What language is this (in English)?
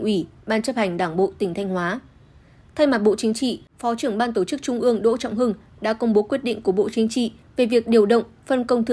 Vietnamese